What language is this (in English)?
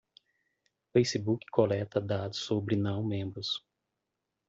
Portuguese